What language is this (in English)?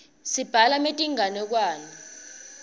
Swati